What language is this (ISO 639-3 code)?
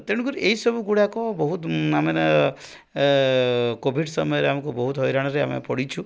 ori